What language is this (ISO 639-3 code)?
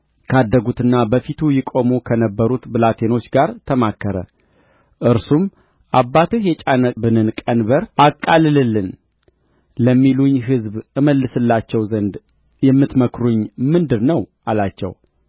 amh